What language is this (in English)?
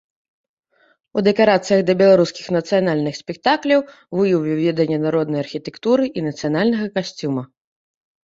Belarusian